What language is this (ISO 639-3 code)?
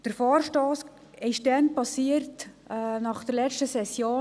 gsw